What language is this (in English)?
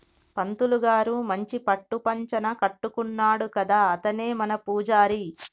Telugu